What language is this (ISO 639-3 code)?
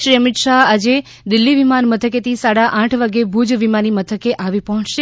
guj